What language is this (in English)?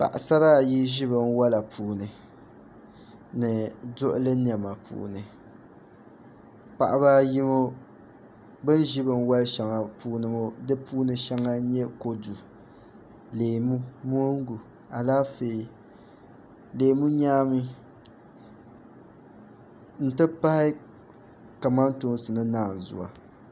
Dagbani